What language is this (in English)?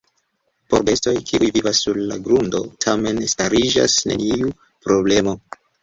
Esperanto